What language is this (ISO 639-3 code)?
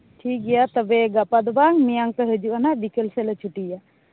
sat